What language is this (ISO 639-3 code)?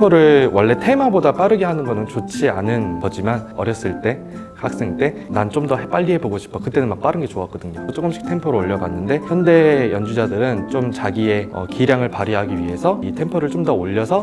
kor